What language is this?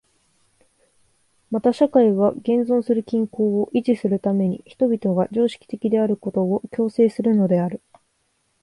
Japanese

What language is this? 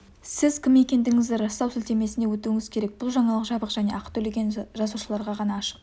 Kazakh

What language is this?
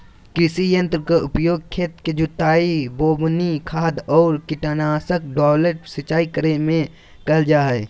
Magahi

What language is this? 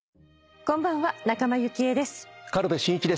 Japanese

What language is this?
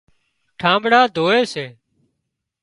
Wadiyara Koli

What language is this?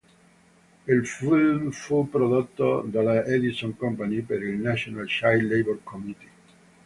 Italian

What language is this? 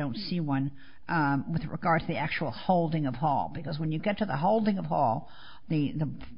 English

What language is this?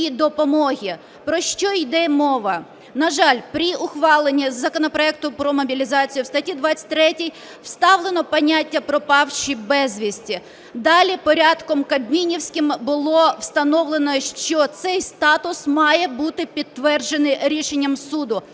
Ukrainian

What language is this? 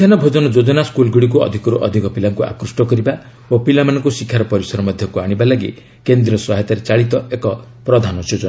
Odia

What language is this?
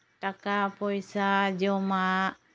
Santali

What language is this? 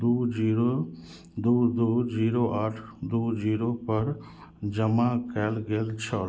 Maithili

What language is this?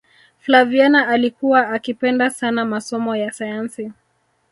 Swahili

